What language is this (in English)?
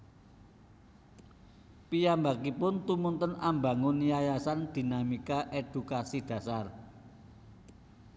Javanese